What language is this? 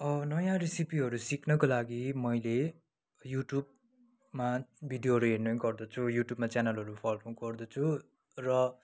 Nepali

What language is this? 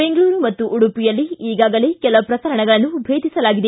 Kannada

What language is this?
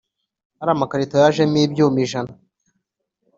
Kinyarwanda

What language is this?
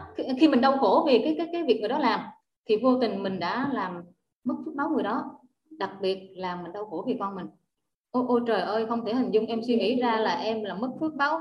Vietnamese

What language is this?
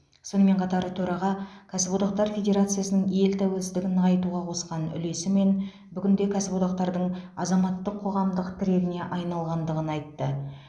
Kazakh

